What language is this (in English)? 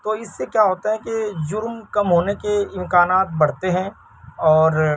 Urdu